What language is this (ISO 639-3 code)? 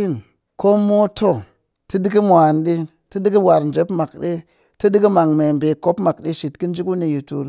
cky